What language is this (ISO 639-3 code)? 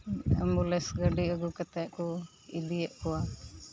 sat